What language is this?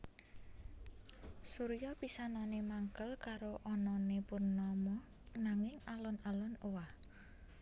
Javanese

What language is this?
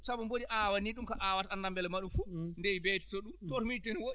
Fula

